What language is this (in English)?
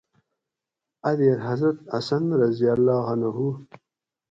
Gawri